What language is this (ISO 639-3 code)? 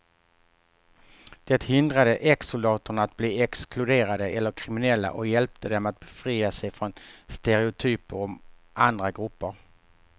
swe